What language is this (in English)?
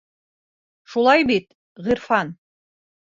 Bashkir